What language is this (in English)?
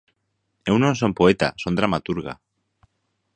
Galician